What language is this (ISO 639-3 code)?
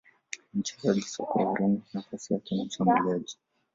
swa